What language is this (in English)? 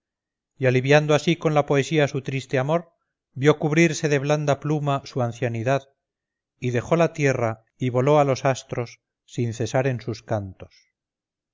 Spanish